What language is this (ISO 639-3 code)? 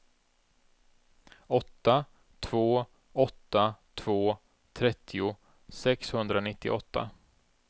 swe